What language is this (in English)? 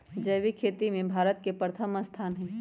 Magahi